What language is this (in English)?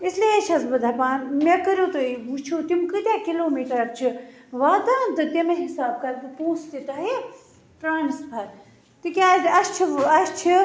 Kashmiri